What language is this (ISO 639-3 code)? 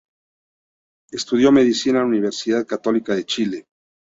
spa